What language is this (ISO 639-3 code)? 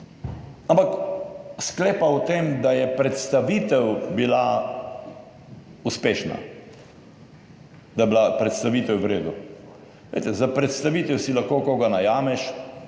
slv